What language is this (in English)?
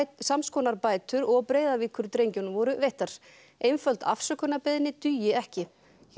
Icelandic